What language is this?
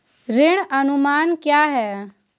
Hindi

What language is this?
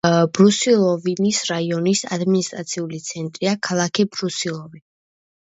Georgian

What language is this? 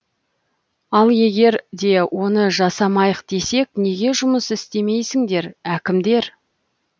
Kazakh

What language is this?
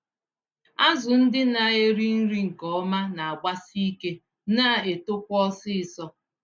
Igbo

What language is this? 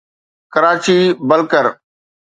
Sindhi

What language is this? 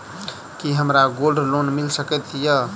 Maithili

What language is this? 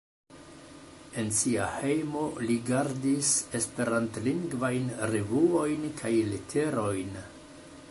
Esperanto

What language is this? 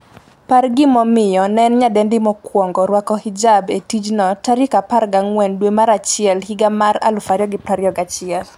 Luo (Kenya and Tanzania)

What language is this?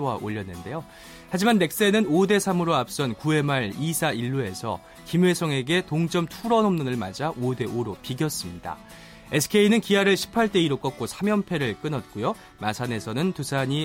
Korean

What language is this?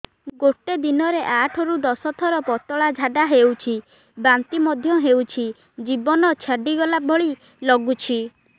Odia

